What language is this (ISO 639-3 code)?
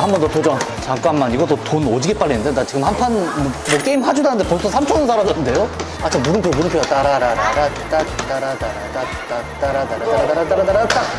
kor